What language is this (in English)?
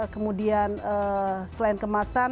Indonesian